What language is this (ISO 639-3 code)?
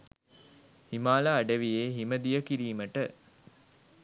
sin